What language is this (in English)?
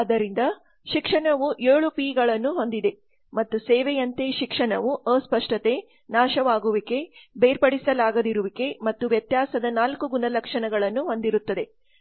Kannada